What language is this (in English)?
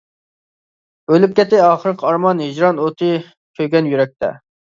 Uyghur